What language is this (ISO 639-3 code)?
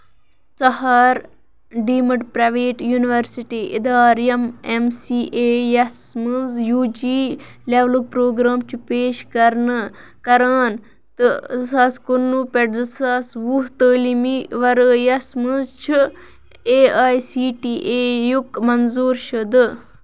kas